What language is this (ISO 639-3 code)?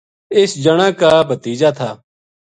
gju